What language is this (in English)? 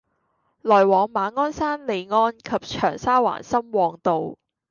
Cantonese